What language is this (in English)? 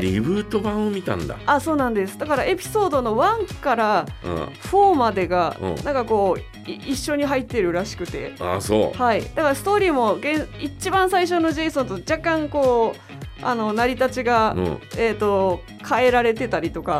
Japanese